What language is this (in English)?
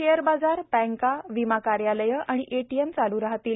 Marathi